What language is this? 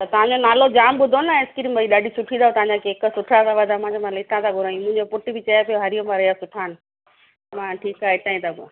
Sindhi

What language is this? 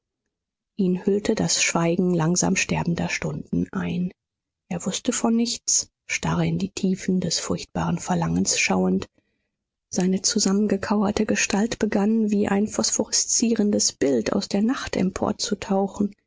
German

